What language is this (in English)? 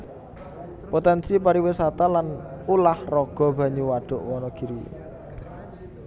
Javanese